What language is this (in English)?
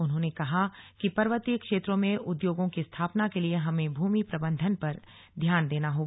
Hindi